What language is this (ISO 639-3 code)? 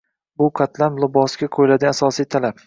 uzb